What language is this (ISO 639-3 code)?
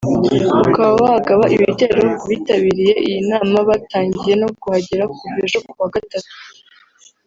kin